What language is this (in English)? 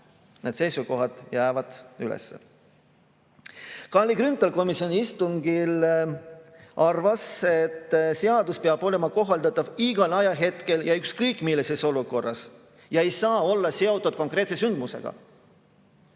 Estonian